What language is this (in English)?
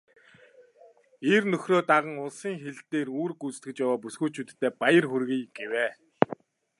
Mongolian